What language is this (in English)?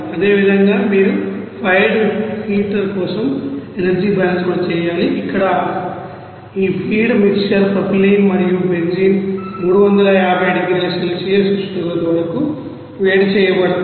Telugu